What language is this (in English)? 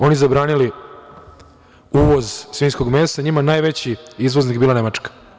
Serbian